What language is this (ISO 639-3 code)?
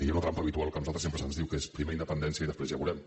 cat